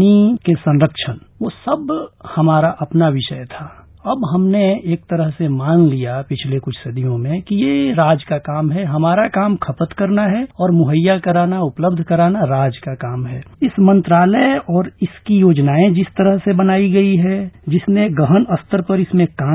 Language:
Hindi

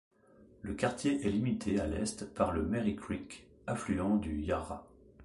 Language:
French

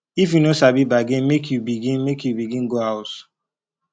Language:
Nigerian Pidgin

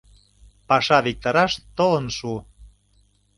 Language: Mari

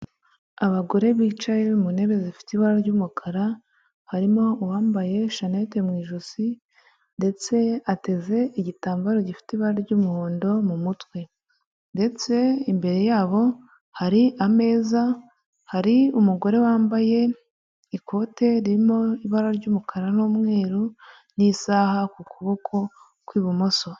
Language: Kinyarwanda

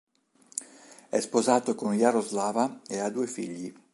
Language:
Italian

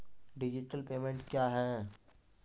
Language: Maithili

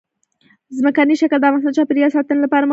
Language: Pashto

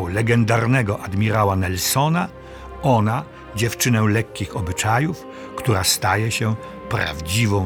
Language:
Polish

